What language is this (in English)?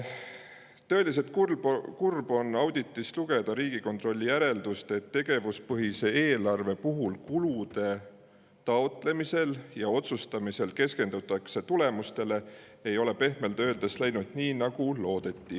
Estonian